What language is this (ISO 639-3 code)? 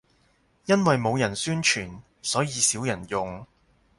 yue